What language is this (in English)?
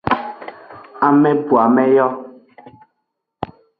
Aja (Benin)